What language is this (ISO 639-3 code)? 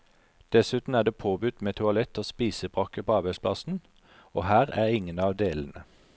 nor